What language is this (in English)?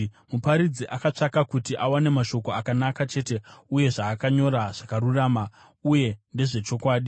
Shona